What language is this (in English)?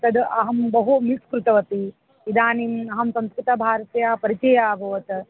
Sanskrit